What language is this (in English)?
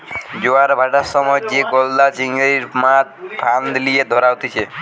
Bangla